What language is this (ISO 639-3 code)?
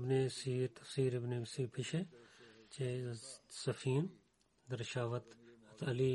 bul